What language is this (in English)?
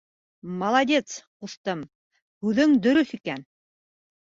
Bashkir